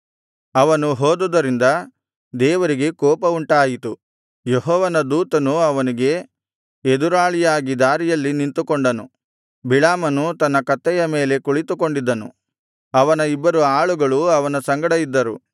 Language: Kannada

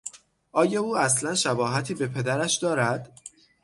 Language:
Persian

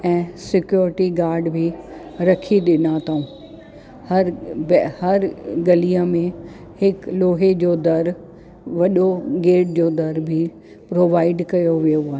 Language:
Sindhi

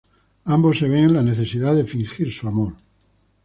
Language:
Spanish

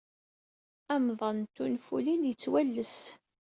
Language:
Kabyle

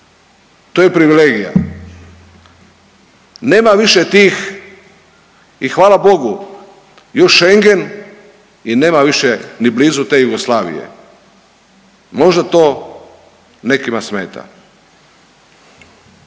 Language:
Croatian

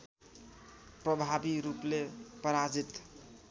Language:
Nepali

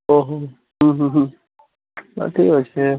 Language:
Odia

